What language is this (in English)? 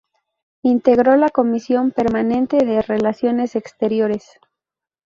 Spanish